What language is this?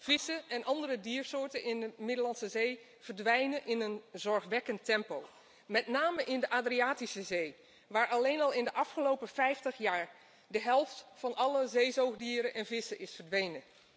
Dutch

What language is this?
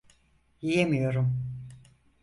Turkish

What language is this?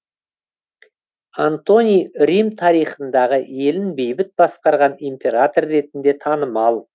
Kazakh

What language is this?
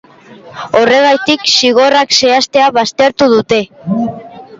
Basque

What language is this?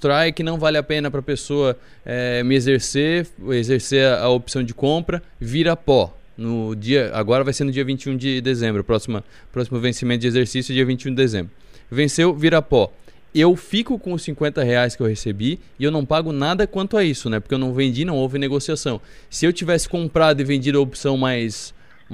Portuguese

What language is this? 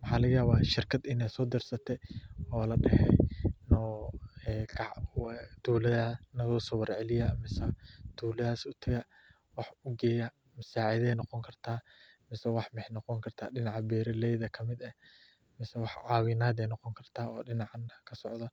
Somali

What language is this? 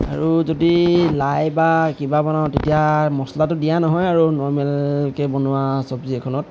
Assamese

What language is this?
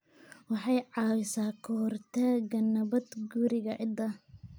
Somali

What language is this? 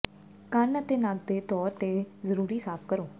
Punjabi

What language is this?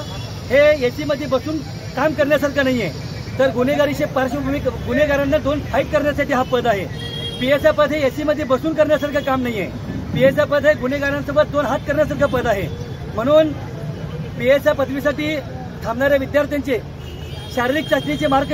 Hindi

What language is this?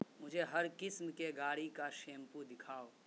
Urdu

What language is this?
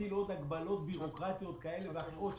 Hebrew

